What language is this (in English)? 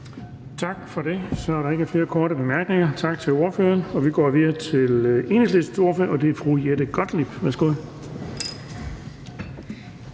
Danish